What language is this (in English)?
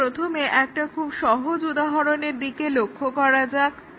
Bangla